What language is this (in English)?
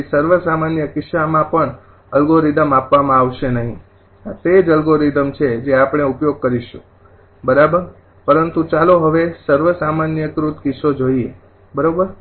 Gujarati